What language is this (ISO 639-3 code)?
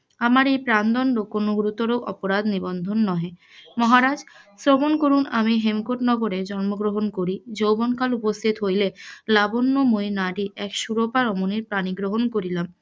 ben